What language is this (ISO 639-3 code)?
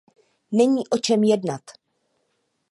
ces